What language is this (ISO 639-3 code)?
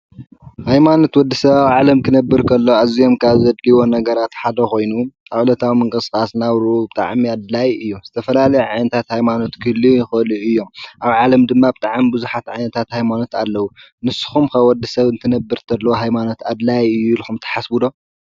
tir